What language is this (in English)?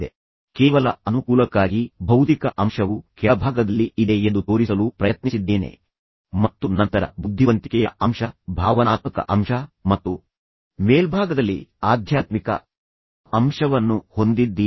Kannada